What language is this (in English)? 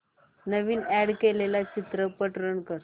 Marathi